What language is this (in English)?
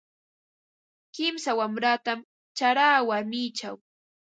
Ambo-Pasco Quechua